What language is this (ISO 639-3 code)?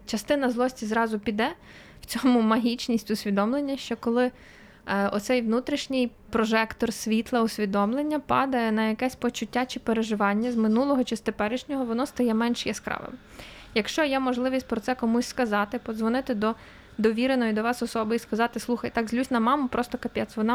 ukr